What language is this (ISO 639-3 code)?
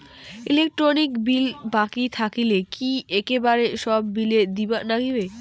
ben